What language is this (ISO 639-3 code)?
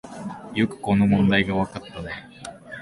jpn